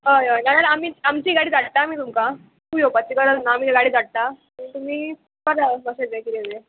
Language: Konkani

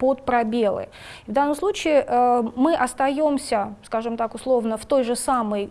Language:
Russian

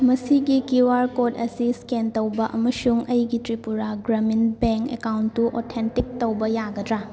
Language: Manipuri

